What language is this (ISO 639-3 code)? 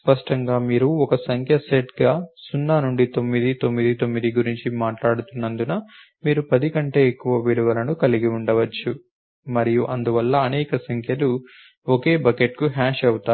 tel